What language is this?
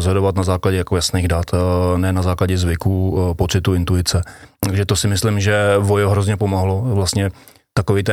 Czech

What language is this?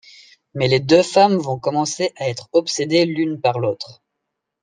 French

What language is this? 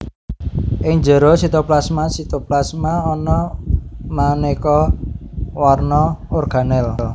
Javanese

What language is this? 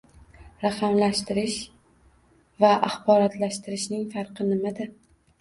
Uzbek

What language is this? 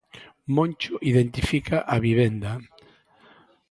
Galician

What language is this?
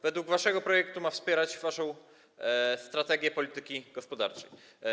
Polish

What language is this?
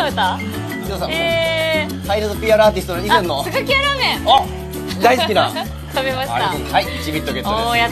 Japanese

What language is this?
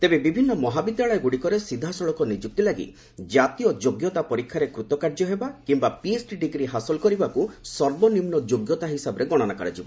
Odia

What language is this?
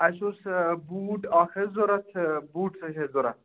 Kashmiri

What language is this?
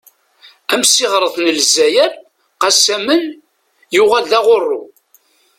Kabyle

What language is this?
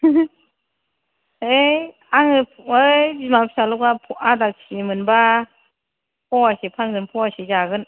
Bodo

